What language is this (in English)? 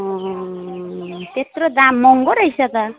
Nepali